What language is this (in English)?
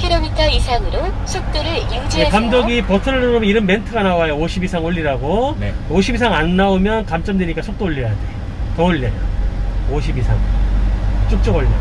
Korean